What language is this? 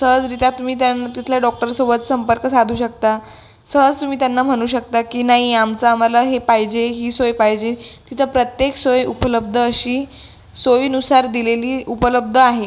Marathi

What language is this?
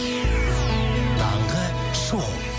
Kazakh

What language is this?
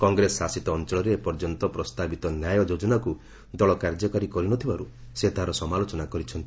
Odia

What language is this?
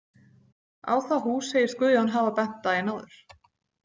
Icelandic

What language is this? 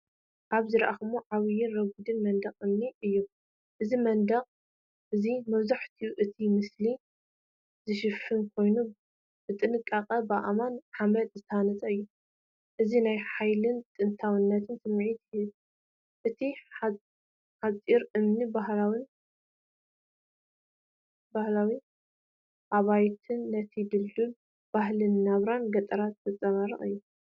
Tigrinya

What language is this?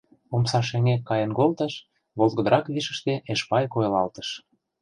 Mari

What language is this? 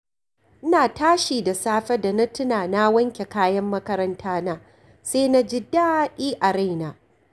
Hausa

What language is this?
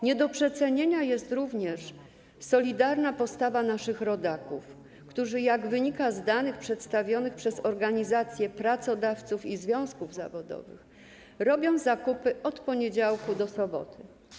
Polish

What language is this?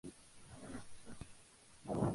Spanish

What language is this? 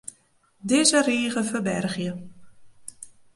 Western Frisian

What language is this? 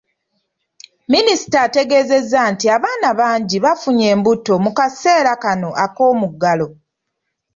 Ganda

